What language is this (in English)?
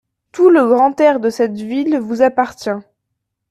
French